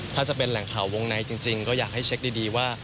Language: Thai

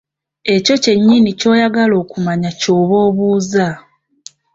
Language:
Ganda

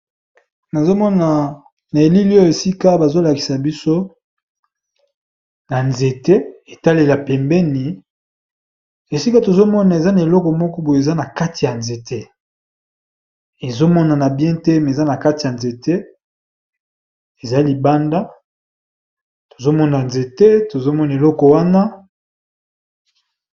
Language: Lingala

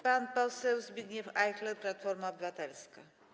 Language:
Polish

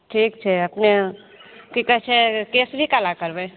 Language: Maithili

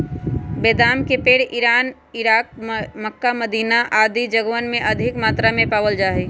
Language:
Magahi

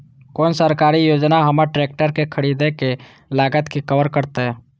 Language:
Maithili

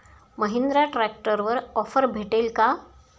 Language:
Marathi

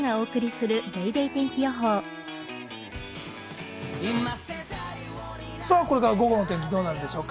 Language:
Japanese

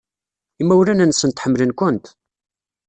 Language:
Kabyle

